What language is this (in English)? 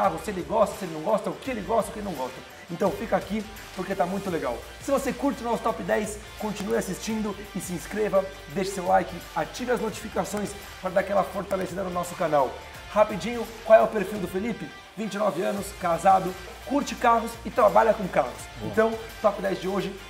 Portuguese